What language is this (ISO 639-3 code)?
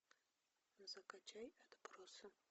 rus